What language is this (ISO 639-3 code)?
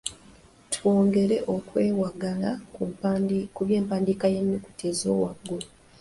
lug